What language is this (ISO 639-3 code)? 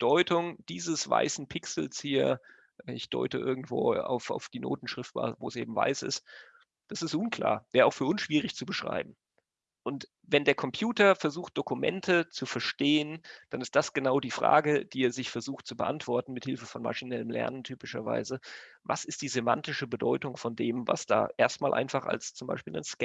deu